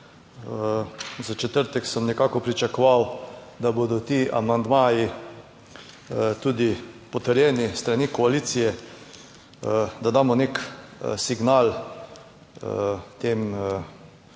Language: Slovenian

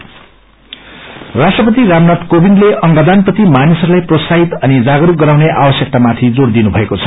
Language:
Nepali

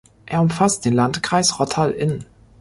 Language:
German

